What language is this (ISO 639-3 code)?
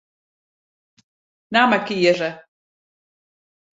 fry